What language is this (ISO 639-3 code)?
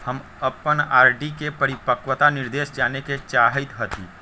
mag